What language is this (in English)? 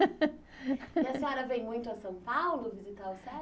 Portuguese